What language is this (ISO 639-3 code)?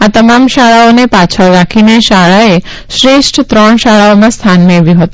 guj